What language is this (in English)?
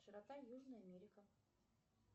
Russian